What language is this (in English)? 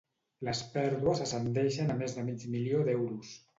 Catalan